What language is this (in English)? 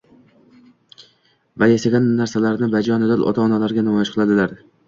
Uzbek